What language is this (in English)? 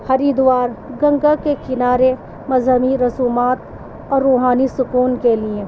Urdu